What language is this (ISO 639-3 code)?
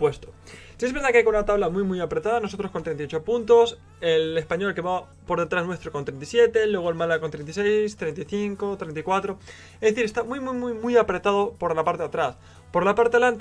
spa